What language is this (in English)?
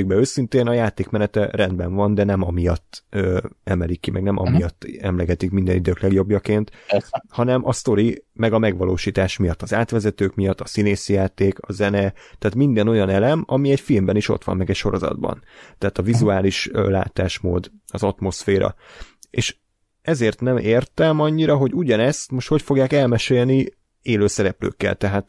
Hungarian